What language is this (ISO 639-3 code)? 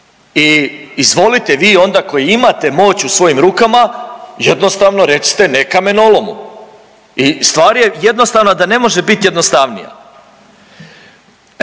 hrv